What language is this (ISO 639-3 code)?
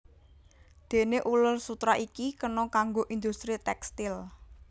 jav